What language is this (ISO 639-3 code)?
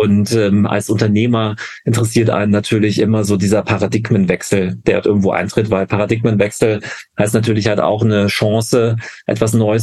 deu